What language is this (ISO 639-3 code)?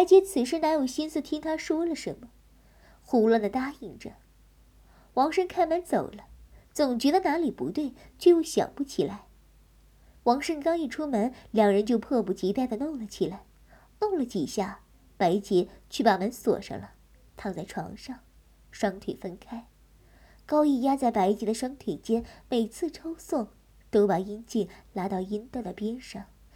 zho